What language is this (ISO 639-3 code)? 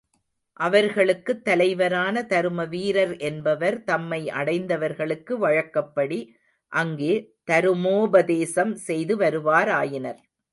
tam